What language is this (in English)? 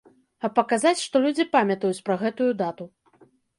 Belarusian